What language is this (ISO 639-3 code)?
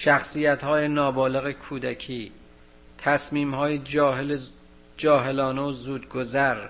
fas